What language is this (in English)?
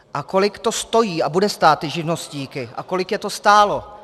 Czech